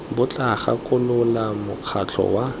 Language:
Tswana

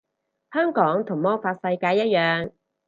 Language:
Cantonese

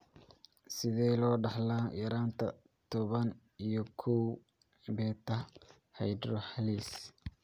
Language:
Somali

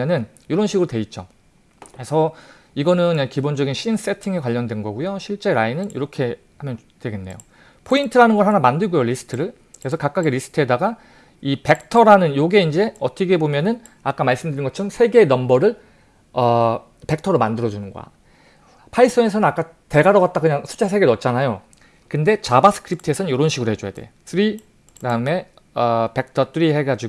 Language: Korean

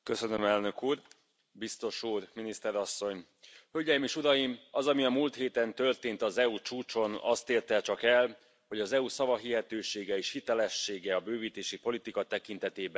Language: Hungarian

